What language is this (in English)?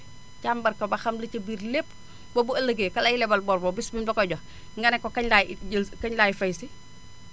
Wolof